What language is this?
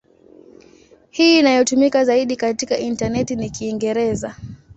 Swahili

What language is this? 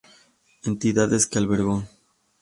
Spanish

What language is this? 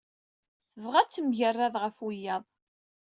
Kabyle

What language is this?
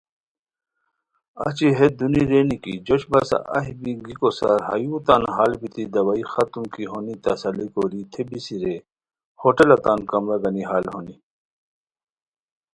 Khowar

